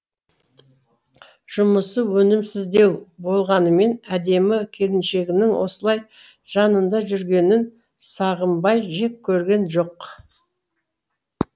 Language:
Kazakh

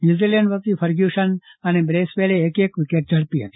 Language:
Gujarati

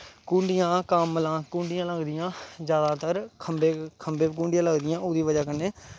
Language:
Dogri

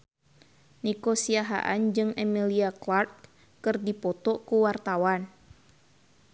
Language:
Sundanese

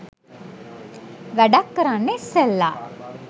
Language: Sinhala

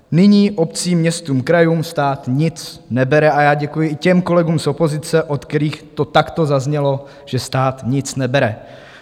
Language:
Czech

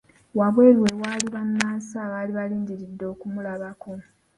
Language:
Ganda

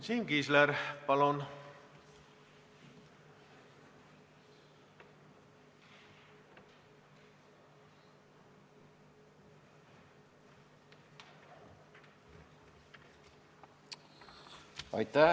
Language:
Estonian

